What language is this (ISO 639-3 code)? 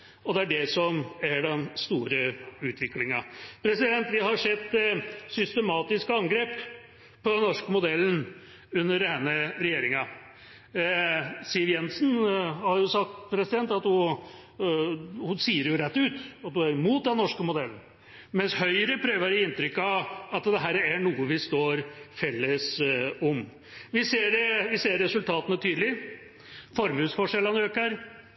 nob